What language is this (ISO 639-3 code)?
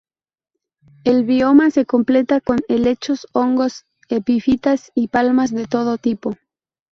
spa